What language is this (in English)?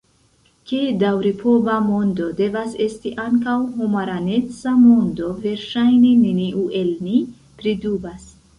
Esperanto